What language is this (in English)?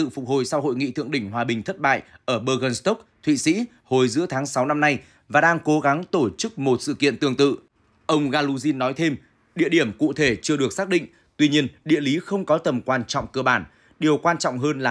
Vietnamese